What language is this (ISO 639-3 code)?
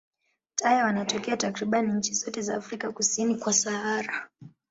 swa